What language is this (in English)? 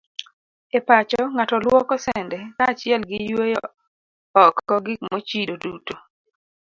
Luo (Kenya and Tanzania)